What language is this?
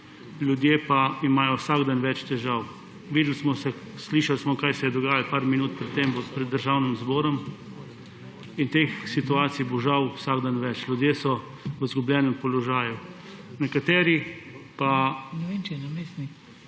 Slovenian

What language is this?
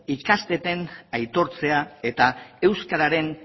Basque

